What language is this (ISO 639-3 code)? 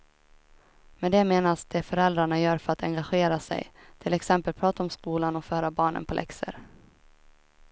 swe